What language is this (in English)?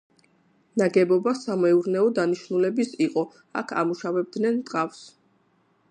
Georgian